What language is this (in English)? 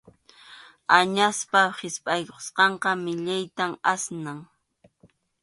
Arequipa-La Unión Quechua